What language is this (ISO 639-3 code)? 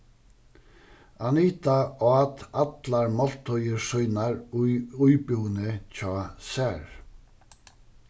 fao